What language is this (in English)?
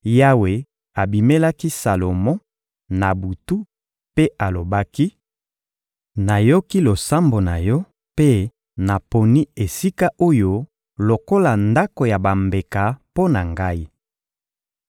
Lingala